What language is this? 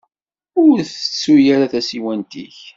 Kabyle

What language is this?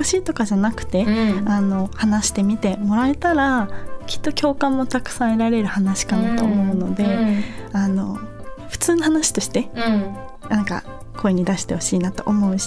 Japanese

